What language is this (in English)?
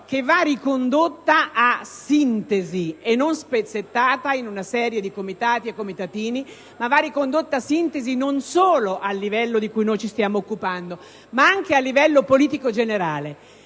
Italian